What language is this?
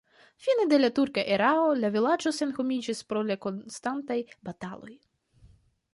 Esperanto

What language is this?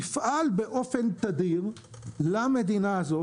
Hebrew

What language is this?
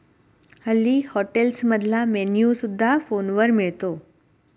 Marathi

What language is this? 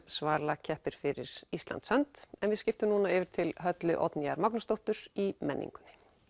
Icelandic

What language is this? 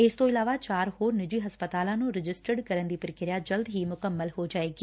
Punjabi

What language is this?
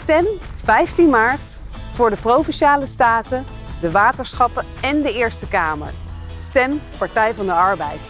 Dutch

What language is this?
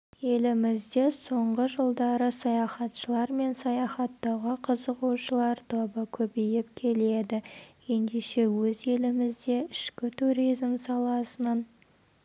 Kazakh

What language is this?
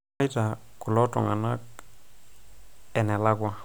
Masai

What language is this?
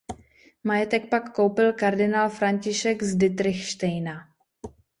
Czech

